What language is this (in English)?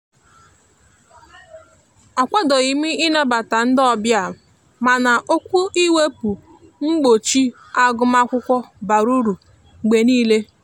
Igbo